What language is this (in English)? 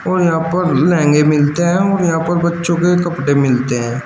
Hindi